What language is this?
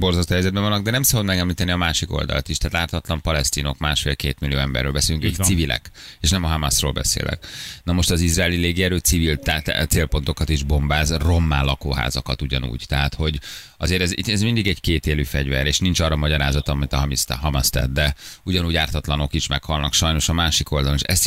Hungarian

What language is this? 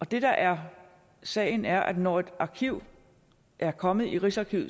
Danish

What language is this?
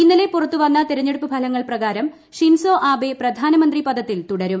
Malayalam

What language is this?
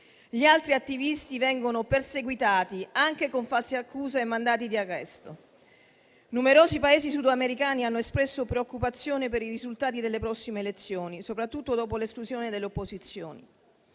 Italian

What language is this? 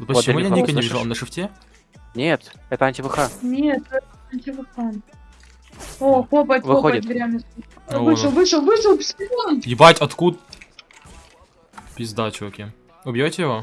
Russian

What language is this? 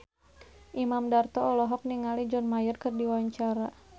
Sundanese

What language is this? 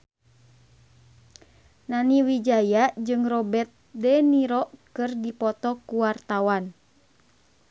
Sundanese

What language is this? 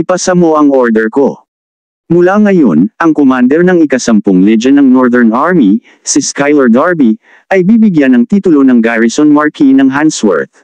Filipino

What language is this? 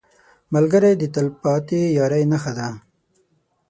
Pashto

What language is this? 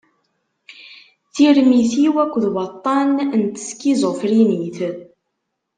Kabyle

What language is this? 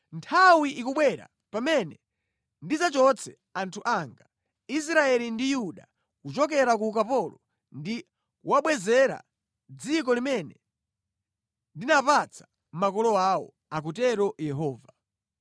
Nyanja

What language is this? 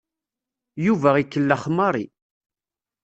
Kabyle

